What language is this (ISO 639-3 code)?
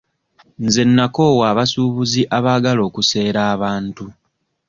lug